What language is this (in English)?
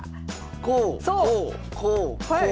Japanese